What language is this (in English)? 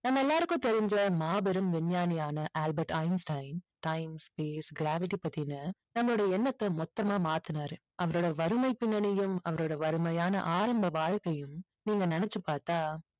Tamil